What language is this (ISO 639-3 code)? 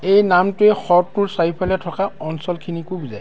asm